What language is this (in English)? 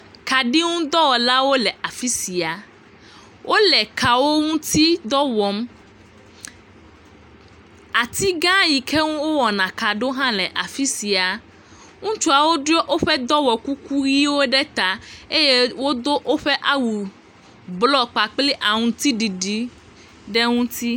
Ewe